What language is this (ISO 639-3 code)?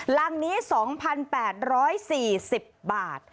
tha